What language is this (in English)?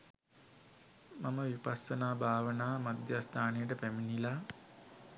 Sinhala